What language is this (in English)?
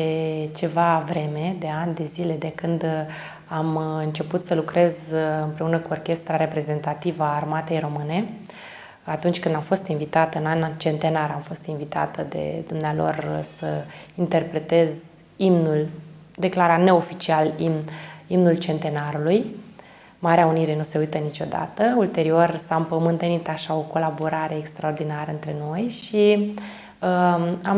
Romanian